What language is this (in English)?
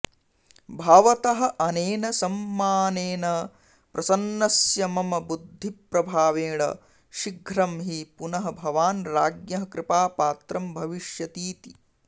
Sanskrit